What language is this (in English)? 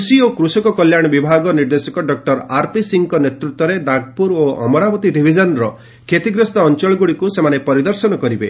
Odia